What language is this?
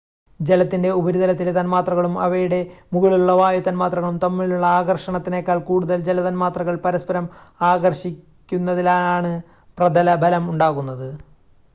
Malayalam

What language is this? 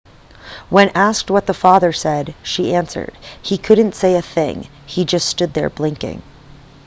English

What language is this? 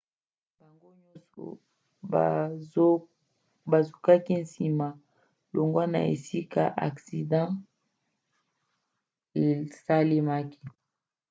Lingala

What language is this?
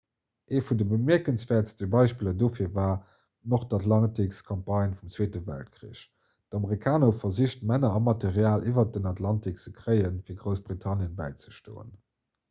Luxembourgish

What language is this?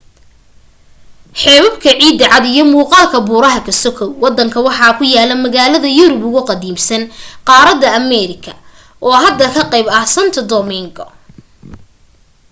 Somali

